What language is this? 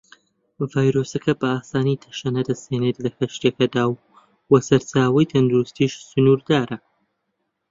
Central Kurdish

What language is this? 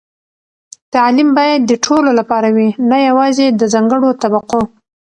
Pashto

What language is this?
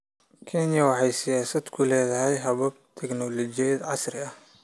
Somali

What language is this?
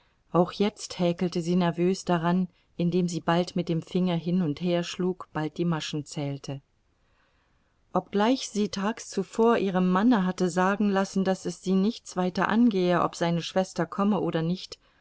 German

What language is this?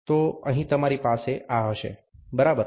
Gujarati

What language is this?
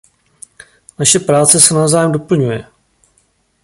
Czech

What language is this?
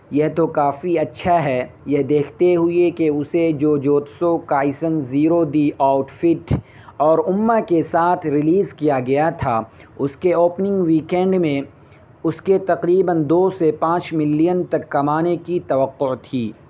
Urdu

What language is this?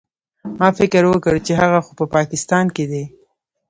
Pashto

